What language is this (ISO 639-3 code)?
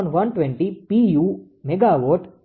guj